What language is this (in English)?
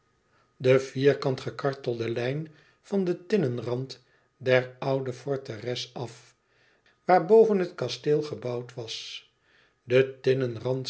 Dutch